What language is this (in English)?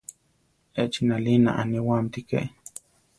Central Tarahumara